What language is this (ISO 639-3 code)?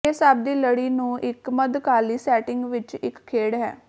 pan